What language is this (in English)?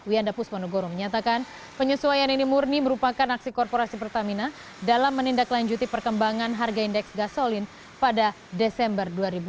Indonesian